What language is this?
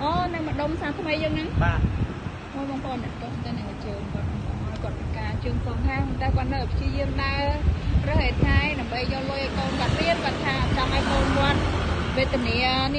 Vietnamese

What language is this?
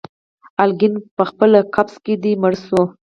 Pashto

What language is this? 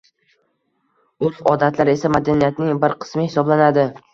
Uzbek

